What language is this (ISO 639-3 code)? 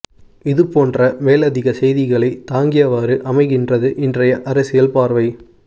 tam